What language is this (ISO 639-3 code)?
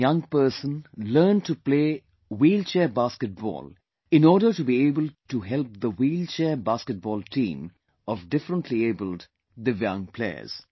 eng